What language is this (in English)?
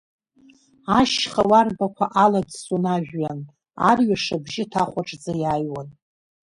Abkhazian